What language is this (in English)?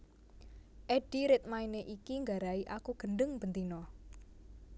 Javanese